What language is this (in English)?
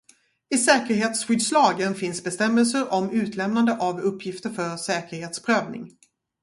Swedish